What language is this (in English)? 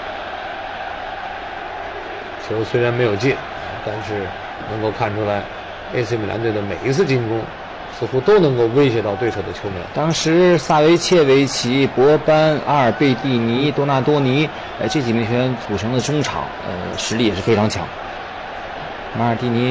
Chinese